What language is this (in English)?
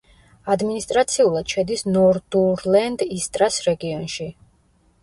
Georgian